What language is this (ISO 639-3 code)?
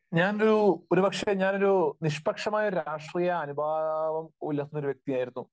mal